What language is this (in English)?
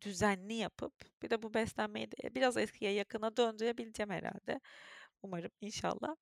Turkish